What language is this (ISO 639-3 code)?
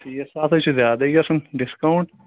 kas